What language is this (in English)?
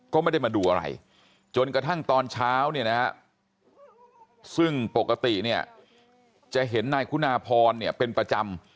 Thai